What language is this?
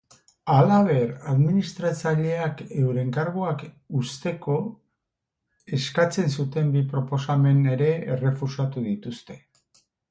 Basque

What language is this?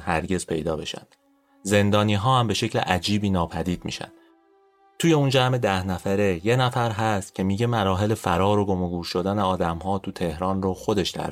Persian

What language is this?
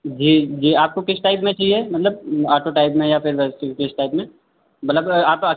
Hindi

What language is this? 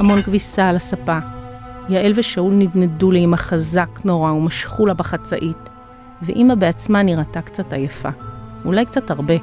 Hebrew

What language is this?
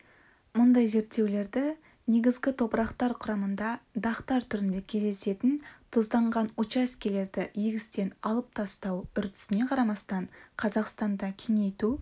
Kazakh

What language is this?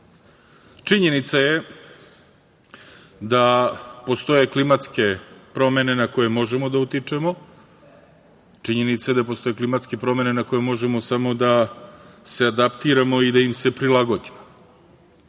Serbian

